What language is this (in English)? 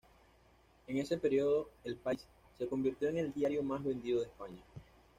Spanish